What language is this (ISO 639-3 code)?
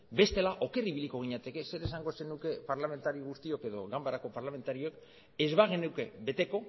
eus